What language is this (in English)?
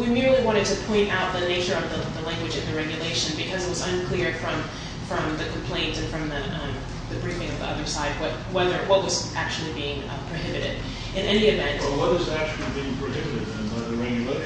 English